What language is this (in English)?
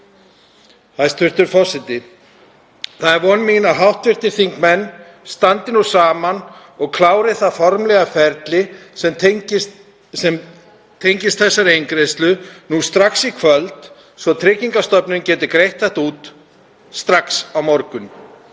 Icelandic